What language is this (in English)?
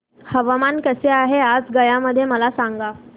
Marathi